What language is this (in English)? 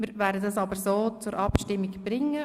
Swiss German